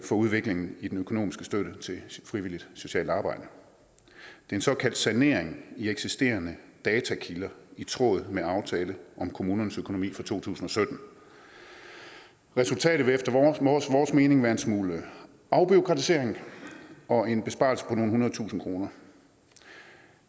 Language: Danish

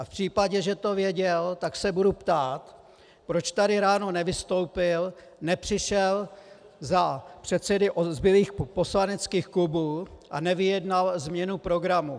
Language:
Czech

